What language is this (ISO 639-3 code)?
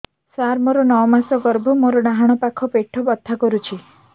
ori